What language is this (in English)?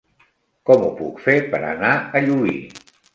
Catalan